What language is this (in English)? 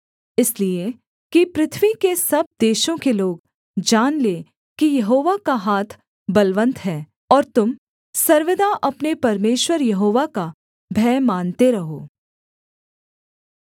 Hindi